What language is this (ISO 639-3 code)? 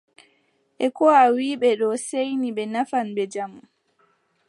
fub